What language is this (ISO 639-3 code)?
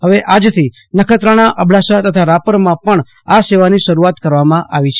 guj